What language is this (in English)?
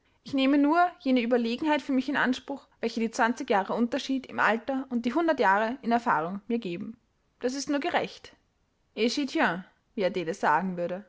German